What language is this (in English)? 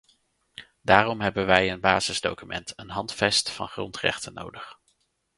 Dutch